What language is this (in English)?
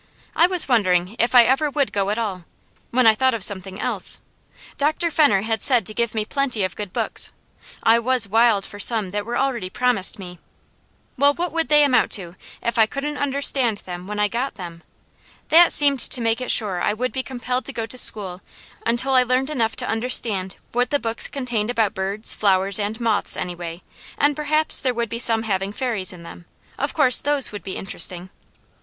English